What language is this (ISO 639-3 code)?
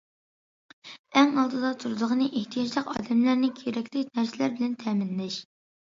uig